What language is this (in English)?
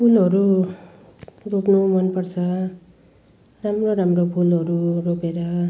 Nepali